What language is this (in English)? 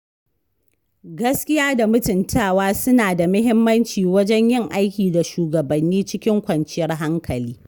Hausa